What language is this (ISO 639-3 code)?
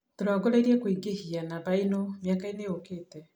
kik